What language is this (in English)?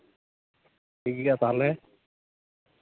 Santali